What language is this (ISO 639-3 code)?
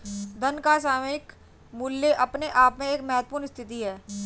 hin